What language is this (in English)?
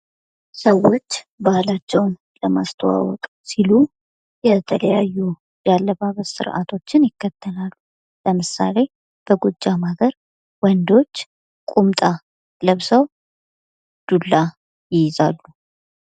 Amharic